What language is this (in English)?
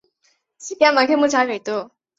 Chinese